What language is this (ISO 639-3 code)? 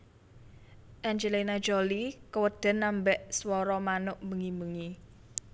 jav